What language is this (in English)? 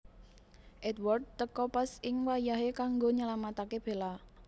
Javanese